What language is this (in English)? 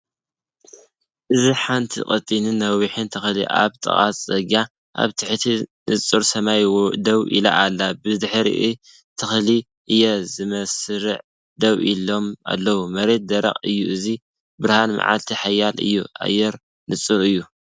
Tigrinya